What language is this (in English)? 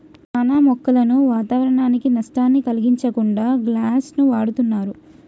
Telugu